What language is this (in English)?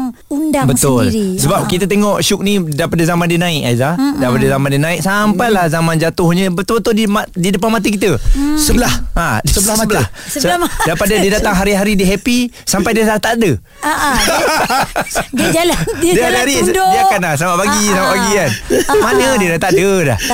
Malay